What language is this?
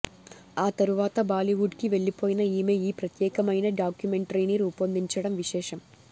Telugu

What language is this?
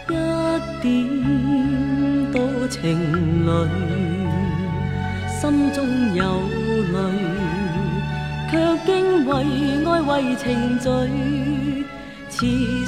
Chinese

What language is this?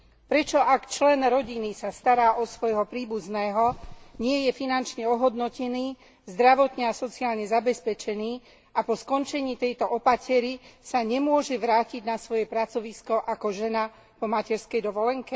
Slovak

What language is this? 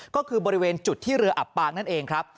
Thai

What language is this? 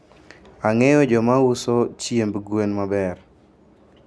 Luo (Kenya and Tanzania)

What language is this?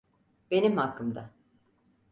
Turkish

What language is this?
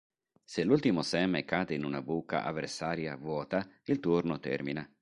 Italian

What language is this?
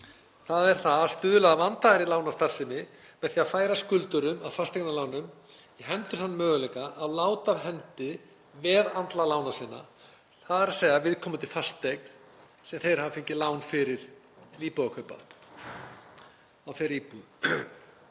Icelandic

